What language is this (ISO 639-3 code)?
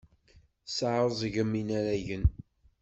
kab